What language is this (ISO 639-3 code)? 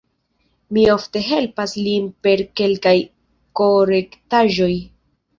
epo